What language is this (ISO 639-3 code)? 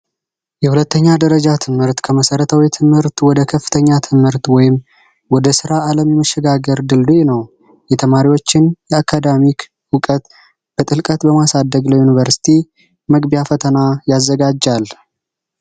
amh